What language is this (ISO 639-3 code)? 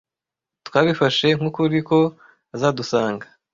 kin